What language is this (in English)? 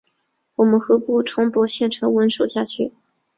Chinese